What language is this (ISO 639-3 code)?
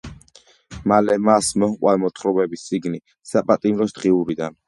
kat